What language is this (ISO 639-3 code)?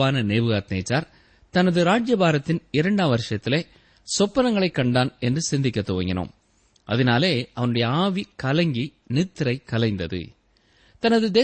tam